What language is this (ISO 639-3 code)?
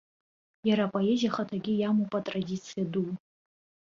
abk